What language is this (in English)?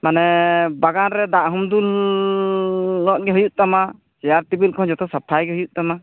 Santali